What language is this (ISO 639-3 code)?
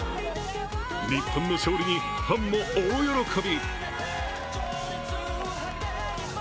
jpn